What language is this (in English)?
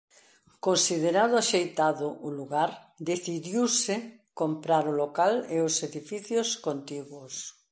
Galician